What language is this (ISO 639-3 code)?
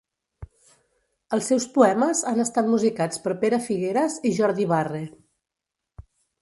cat